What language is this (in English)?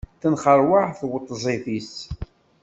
Kabyle